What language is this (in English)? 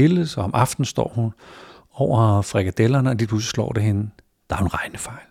Danish